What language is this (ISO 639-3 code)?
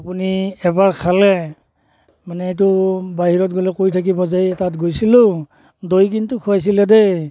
asm